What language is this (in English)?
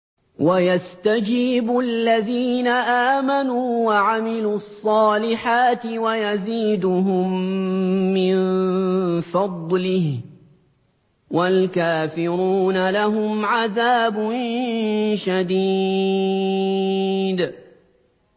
Arabic